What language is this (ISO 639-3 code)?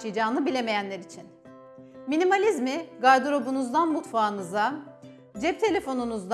tur